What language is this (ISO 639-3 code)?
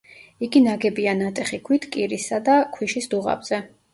kat